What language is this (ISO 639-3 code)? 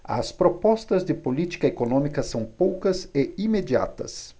por